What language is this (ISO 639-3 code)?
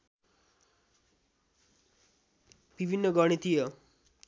nep